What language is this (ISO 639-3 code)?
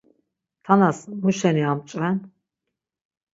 lzz